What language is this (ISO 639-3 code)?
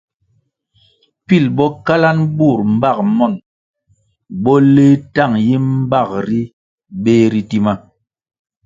nmg